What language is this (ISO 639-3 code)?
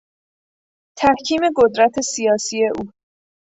fas